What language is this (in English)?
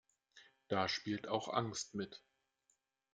German